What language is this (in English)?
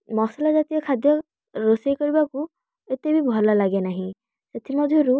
Odia